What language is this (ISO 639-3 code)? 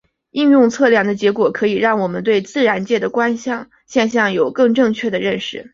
zho